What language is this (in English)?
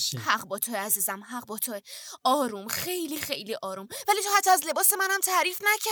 Persian